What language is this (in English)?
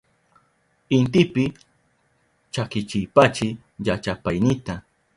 Southern Pastaza Quechua